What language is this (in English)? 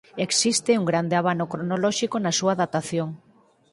Galician